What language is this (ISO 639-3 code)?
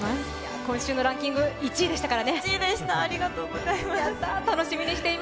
jpn